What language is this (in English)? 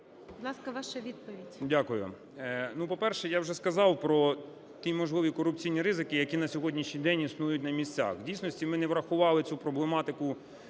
Ukrainian